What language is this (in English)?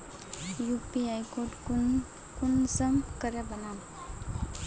Magahi